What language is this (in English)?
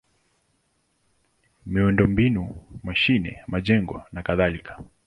Swahili